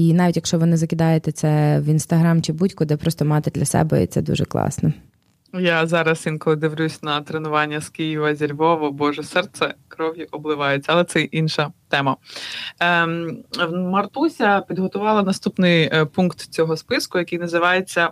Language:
Ukrainian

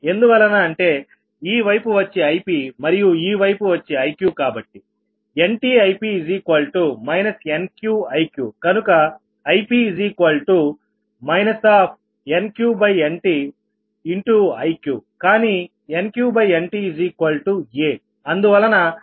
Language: Telugu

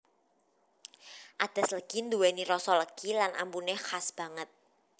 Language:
Javanese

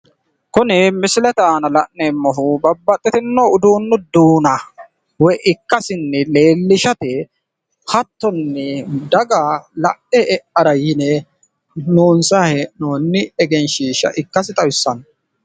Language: Sidamo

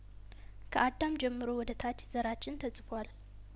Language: Amharic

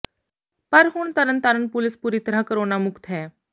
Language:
Punjabi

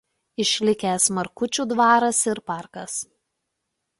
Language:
Lithuanian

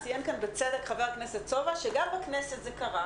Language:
Hebrew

